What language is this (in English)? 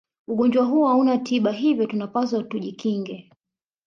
Swahili